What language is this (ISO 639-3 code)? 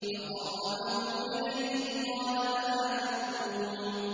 ara